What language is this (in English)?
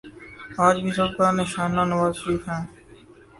Urdu